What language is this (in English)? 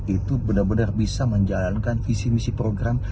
Indonesian